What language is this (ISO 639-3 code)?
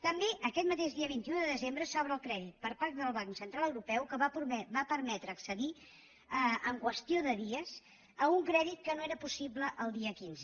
cat